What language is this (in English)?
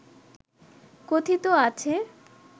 Bangla